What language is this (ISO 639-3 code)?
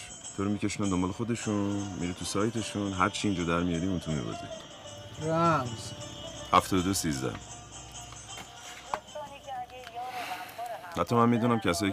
fas